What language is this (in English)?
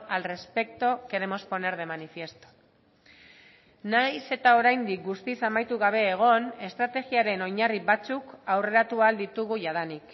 Basque